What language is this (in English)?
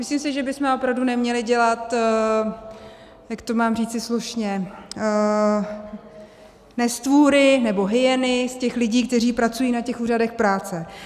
Czech